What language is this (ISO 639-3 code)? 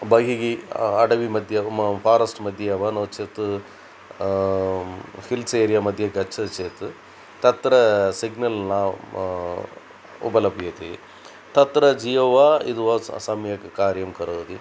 san